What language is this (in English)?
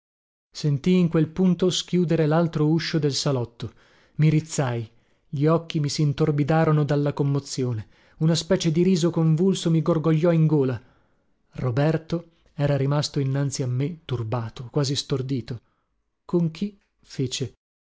Italian